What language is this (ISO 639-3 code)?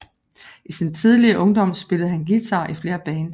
dan